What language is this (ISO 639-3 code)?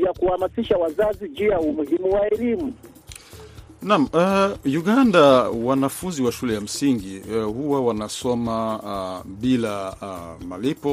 swa